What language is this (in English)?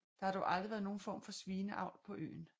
Danish